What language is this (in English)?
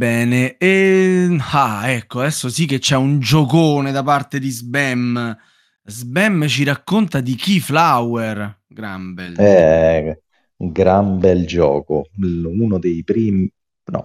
Italian